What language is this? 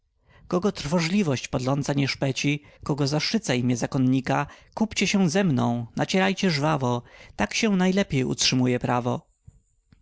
Polish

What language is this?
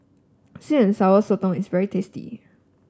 English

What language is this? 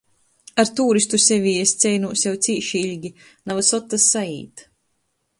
Latgalian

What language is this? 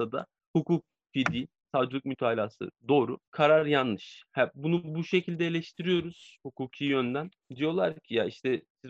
Turkish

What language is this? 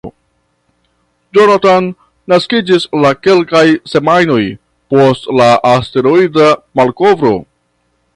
Esperanto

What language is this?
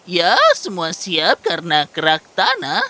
Indonesian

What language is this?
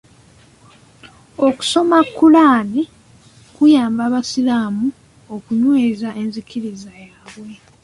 Ganda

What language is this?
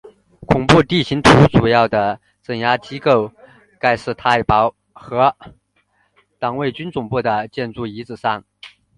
Chinese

